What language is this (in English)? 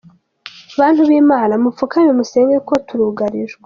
Kinyarwanda